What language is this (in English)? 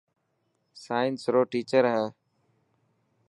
Dhatki